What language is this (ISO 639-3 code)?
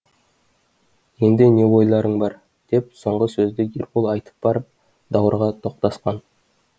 kaz